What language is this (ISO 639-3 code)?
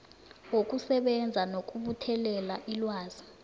nbl